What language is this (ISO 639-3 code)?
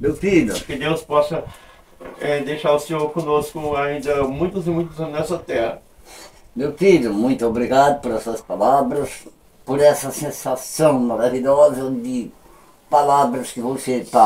por